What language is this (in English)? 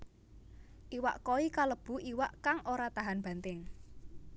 Javanese